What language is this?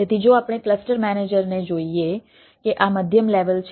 Gujarati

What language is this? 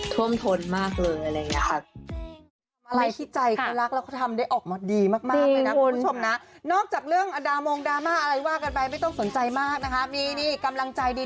Thai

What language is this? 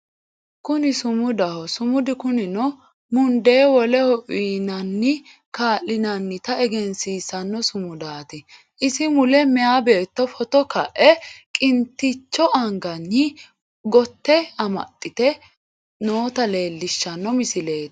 Sidamo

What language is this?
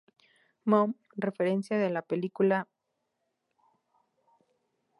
Spanish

